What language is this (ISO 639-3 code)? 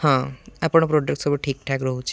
ori